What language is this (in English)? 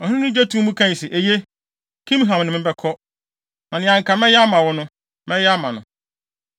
Akan